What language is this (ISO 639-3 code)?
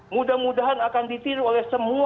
ind